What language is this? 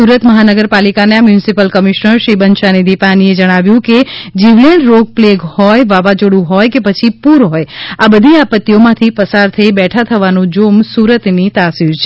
Gujarati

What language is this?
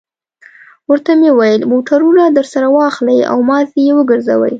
Pashto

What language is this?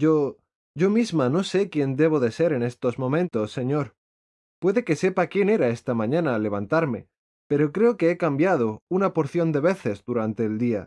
Spanish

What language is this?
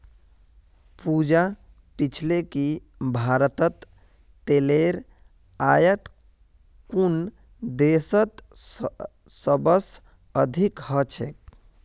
Magahi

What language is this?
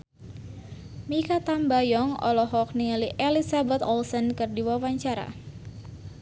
Sundanese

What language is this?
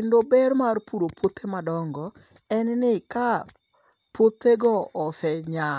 Luo (Kenya and Tanzania)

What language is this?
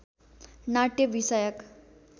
Nepali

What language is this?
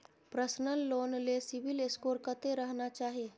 Maithili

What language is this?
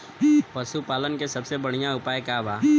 Bhojpuri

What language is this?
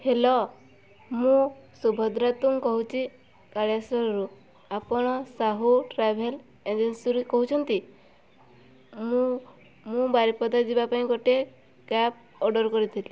Odia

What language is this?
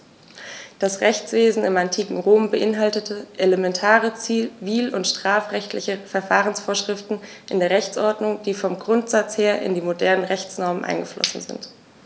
German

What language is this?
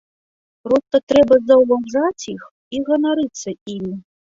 Belarusian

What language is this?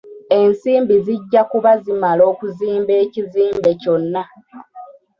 Ganda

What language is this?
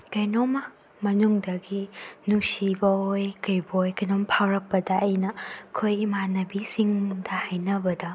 Manipuri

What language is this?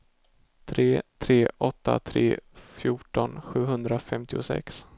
Swedish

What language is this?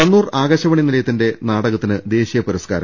Malayalam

